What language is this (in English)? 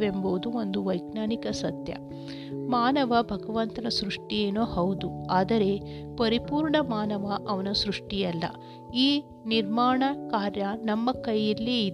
Kannada